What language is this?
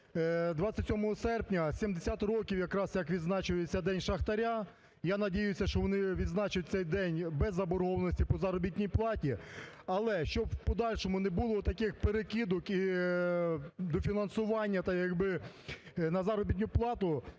Ukrainian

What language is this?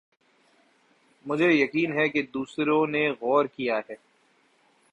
Urdu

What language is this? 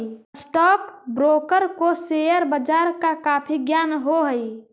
Magahi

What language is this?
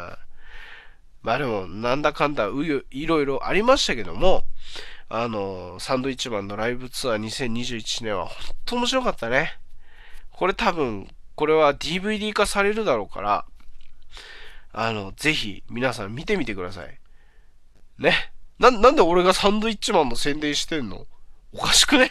Japanese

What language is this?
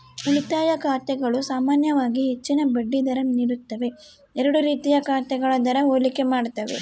Kannada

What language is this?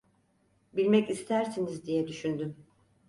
Turkish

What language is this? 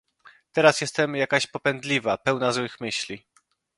Polish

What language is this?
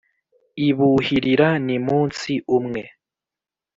Kinyarwanda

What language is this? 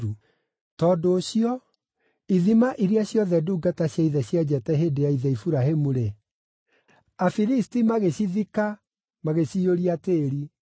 Kikuyu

